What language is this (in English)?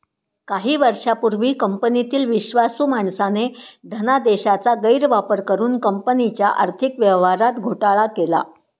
Marathi